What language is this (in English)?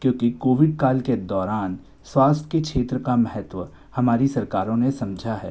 Hindi